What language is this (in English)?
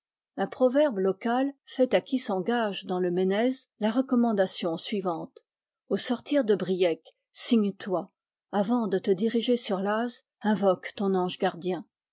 French